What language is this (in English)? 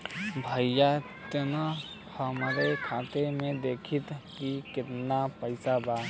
Bhojpuri